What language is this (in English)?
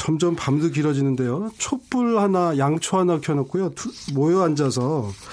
Korean